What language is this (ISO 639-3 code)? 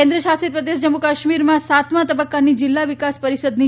guj